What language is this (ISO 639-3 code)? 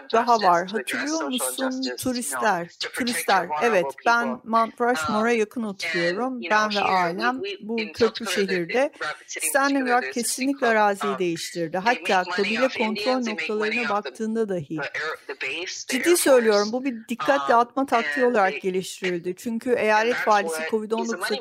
tur